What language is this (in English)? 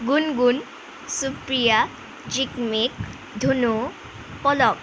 Assamese